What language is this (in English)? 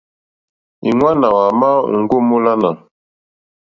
Mokpwe